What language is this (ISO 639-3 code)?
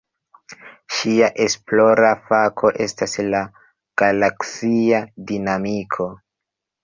epo